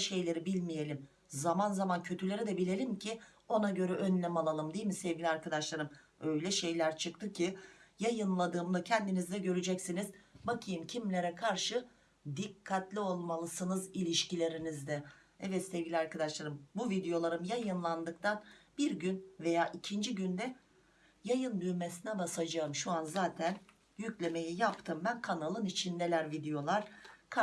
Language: Turkish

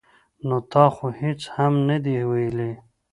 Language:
Pashto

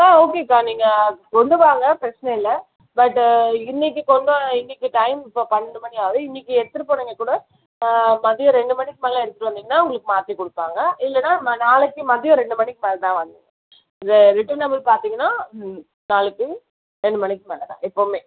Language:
Tamil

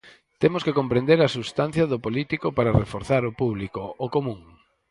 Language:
Galician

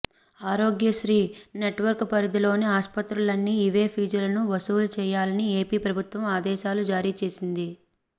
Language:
Telugu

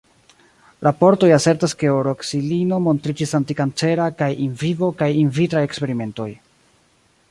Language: Esperanto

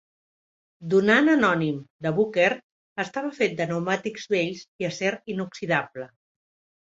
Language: Catalan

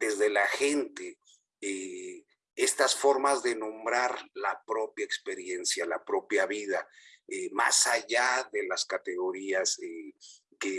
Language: Spanish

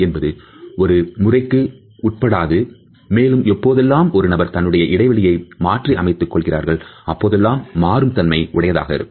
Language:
Tamil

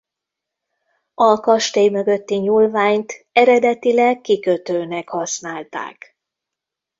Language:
Hungarian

